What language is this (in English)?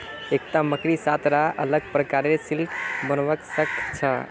Magahi